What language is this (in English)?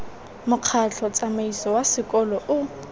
Tswana